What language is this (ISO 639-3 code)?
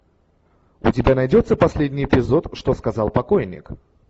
rus